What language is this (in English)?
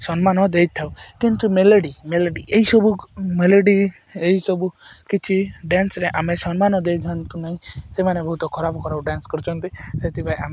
Odia